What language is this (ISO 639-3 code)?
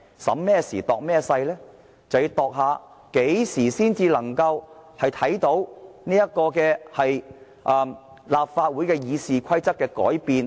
yue